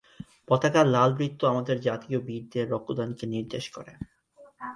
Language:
Bangla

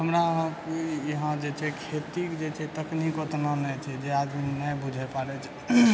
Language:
Maithili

